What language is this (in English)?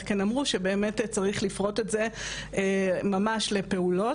Hebrew